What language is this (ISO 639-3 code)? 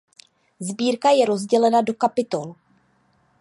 ces